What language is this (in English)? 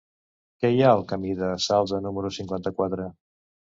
Catalan